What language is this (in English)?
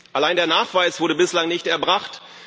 German